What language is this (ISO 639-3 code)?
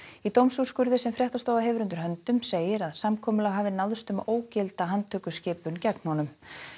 isl